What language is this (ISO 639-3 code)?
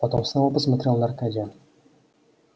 rus